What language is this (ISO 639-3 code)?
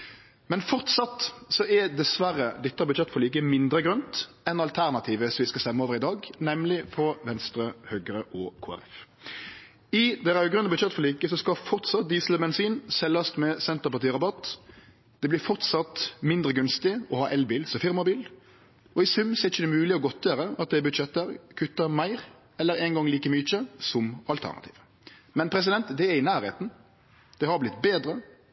nno